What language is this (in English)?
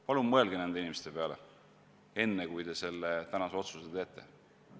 Estonian